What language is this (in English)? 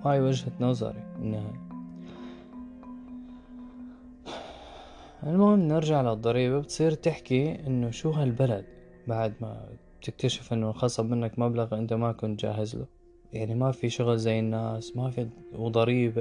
Arabic